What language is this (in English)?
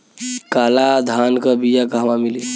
Bhojpuri